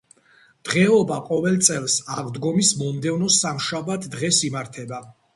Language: Georgian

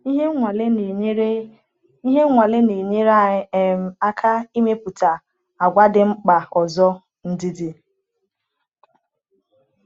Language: Igbo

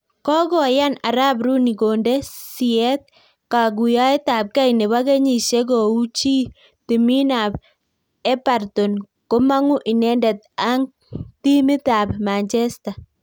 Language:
Kalenjin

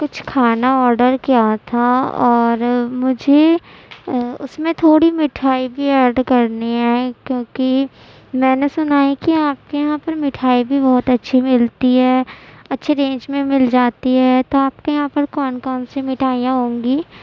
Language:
Urdu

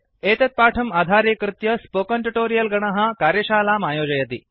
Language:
Sanskrit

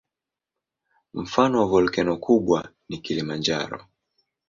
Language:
Swahili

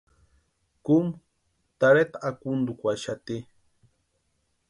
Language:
Western Highland Purepecha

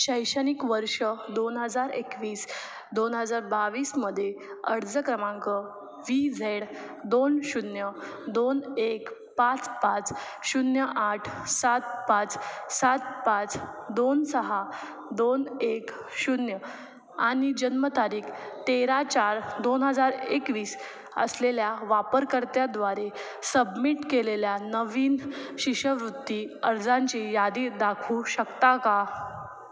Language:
Marathi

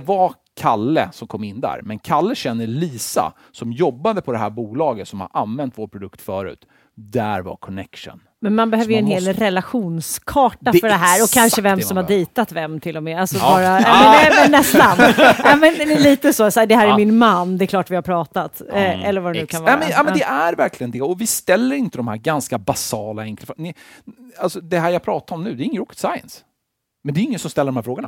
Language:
Swedish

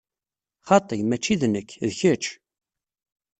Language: Kabyle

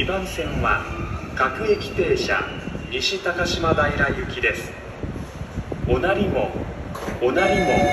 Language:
Japanese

